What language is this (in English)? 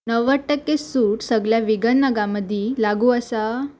Konkani